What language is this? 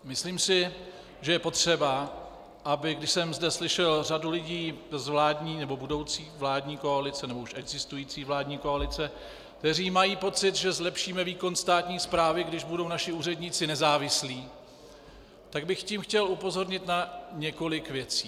Czech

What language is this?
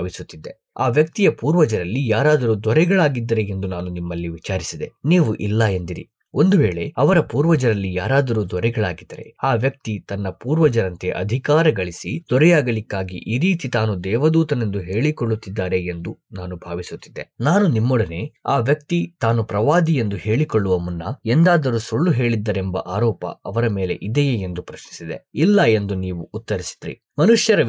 Kannada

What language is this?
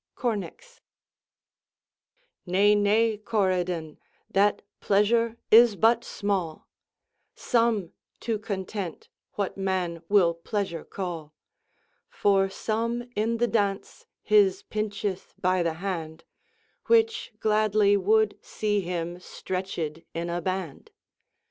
English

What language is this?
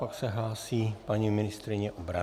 Czech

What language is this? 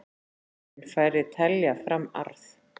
Icelandic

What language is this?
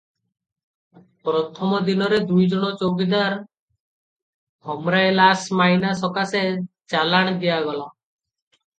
Odia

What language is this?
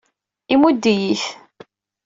Kabyle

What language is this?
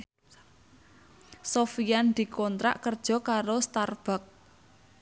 Javanese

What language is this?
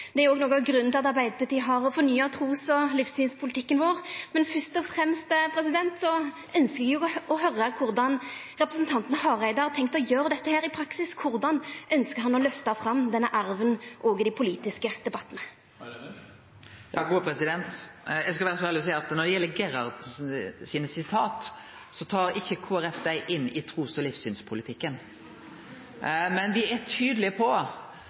Norwegian Nynorsk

